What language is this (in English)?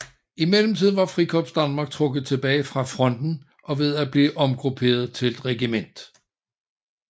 Danish